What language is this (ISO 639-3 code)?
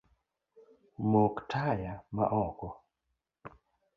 luo